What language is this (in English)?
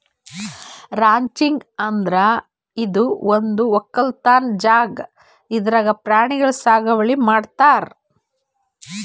Kannada